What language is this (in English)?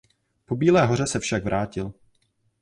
Czech